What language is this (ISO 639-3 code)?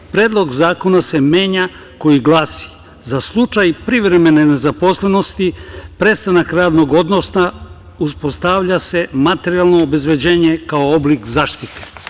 srp